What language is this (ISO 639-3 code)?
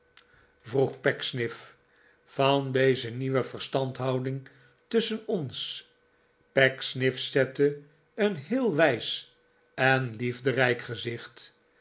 nld